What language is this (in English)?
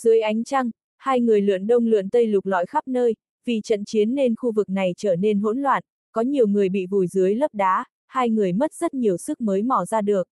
Vietnamese